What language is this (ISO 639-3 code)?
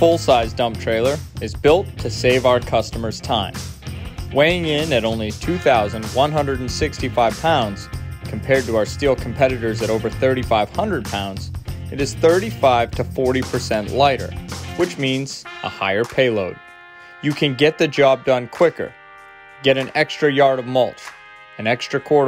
eng